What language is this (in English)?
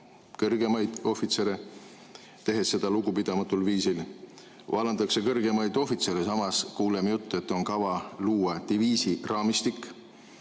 Estonian